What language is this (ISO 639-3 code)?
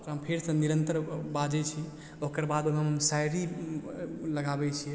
mai